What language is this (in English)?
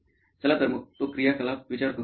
Marathi